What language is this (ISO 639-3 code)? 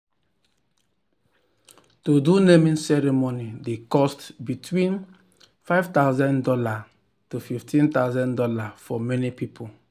pcm